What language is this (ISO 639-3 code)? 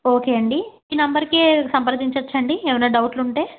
tel